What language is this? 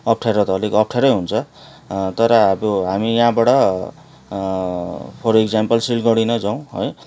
Nepali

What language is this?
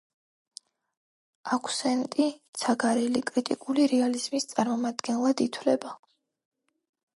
Georgian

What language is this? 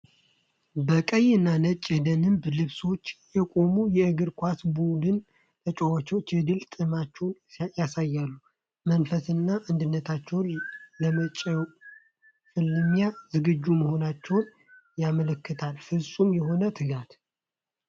Amharic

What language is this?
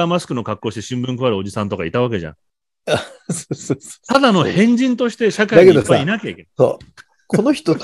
Japanese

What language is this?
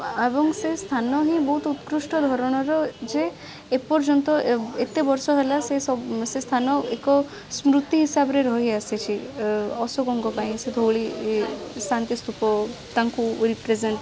Odia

